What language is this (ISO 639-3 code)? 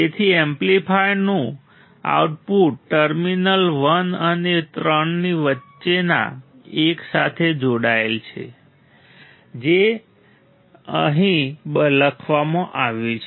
guj